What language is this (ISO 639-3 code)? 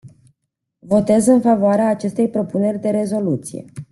ron